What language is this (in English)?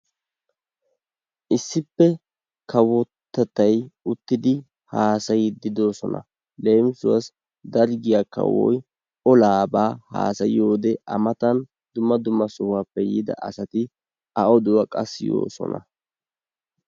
Wolaytta